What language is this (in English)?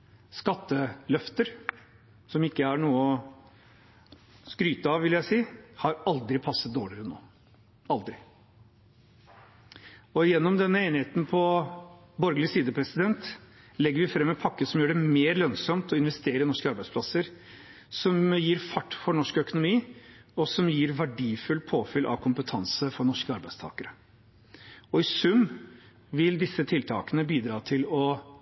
Norwegian Bokmål